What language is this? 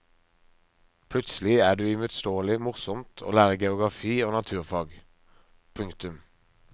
Norwegian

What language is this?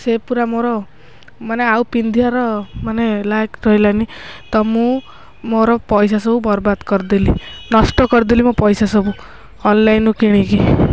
Odia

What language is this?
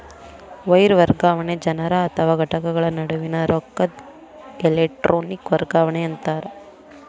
Kannada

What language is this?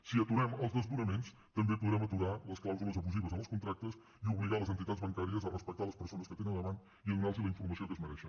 Catalan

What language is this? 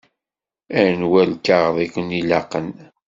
Kabyle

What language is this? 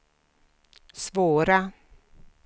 Swedish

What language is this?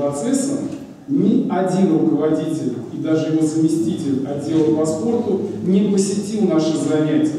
Russian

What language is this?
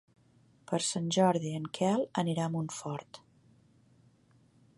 Catalan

